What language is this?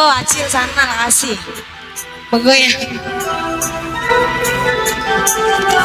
Indonesian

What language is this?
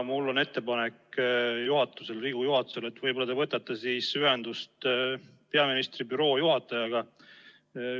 Estonian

